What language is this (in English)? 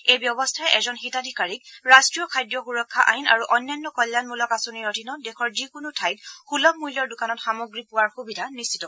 Assamese